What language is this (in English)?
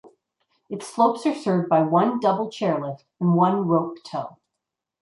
English